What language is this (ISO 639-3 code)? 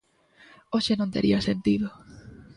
glg